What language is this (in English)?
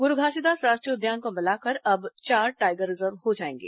Hindi